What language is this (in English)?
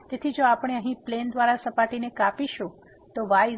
Gujarati